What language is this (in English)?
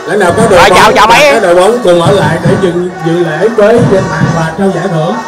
Vietnamese